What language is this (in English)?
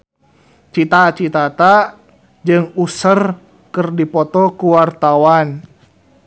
Sundanese